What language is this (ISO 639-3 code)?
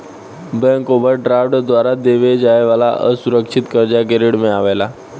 bho